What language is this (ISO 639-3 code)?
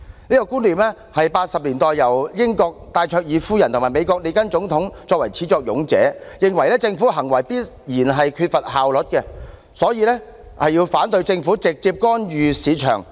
yue